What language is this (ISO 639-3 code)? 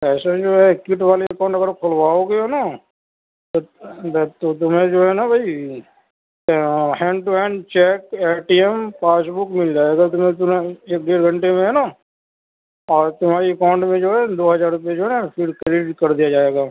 urd